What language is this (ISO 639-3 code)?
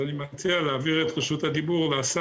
heb